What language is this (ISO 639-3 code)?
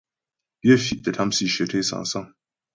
bbj